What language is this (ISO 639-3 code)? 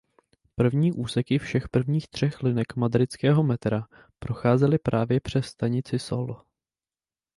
ces